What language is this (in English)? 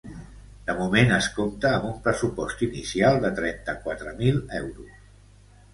Catalan